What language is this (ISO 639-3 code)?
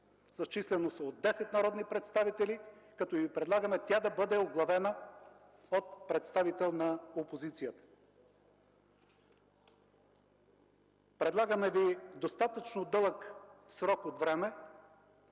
bul